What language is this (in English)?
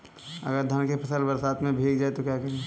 Hindi